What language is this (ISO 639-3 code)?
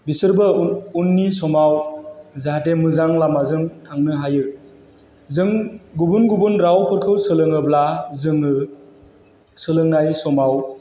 brx